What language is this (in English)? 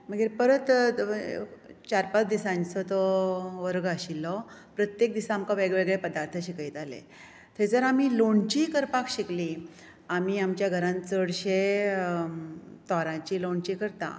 Konkani